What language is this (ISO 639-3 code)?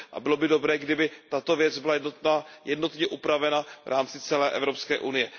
ces